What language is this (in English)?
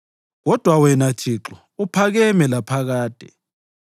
North Ndebele